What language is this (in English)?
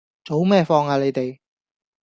Cantonese